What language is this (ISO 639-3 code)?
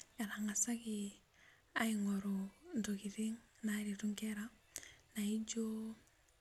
mas